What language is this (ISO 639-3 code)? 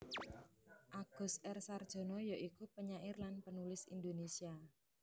jav